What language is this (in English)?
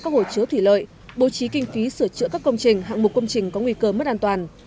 Vietnamese